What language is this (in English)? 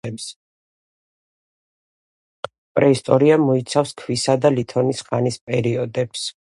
Georgian